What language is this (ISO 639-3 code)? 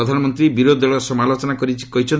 ori